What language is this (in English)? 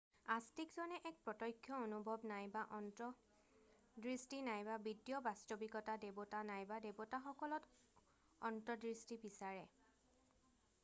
Assamese